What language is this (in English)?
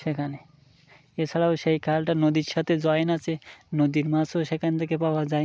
Bangla